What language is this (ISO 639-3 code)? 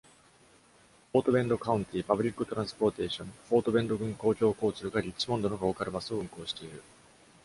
jpn